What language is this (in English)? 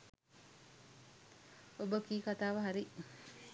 Sinhala